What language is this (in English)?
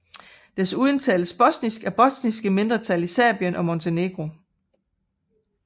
Danish